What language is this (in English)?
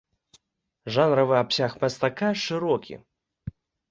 Belarusian